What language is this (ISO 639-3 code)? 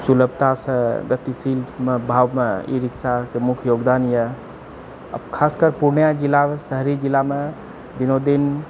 mai